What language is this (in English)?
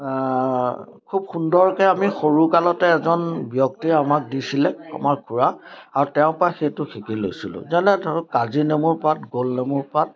Assamese